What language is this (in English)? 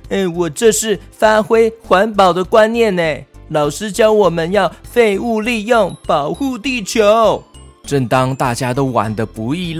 Chinese